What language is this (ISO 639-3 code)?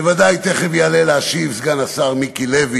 heb